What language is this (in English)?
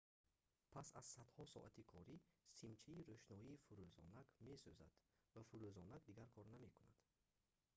Tajik